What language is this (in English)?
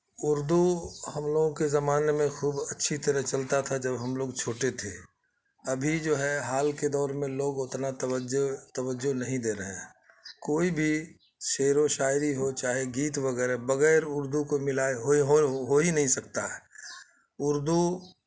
Urdu